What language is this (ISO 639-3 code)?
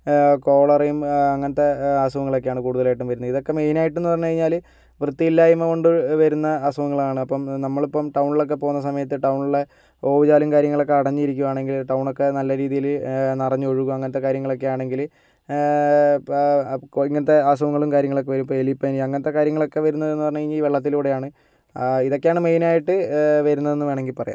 mal